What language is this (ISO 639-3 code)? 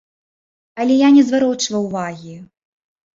bel